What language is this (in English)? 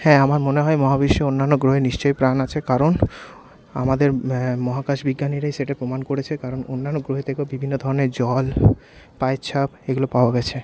Bangla